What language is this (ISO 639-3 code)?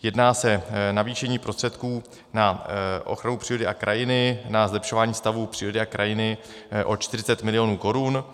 ces